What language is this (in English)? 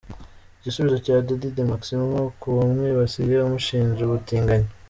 Kinyarwanda